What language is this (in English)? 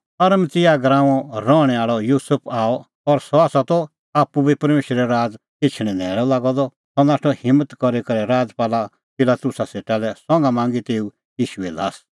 Kullu Pahari